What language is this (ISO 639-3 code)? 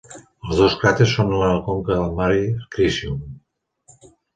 cat